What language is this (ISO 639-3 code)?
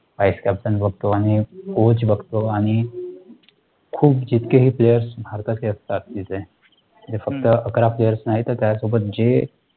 mar